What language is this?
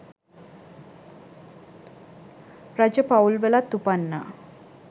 Sinhala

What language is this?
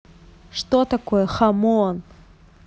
Russian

